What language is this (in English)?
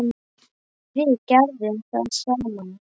Icelandic